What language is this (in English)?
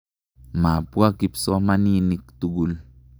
Kalenjin